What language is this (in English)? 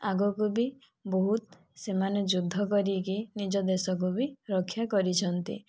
Odia